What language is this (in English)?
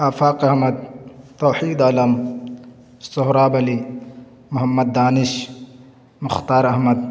Urdu